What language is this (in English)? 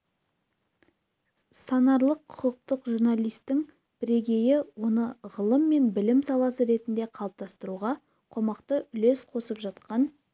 Kazakh